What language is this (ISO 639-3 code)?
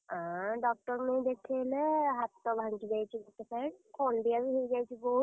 ori